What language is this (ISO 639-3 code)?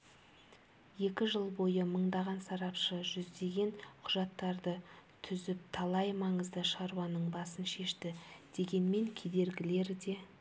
kaz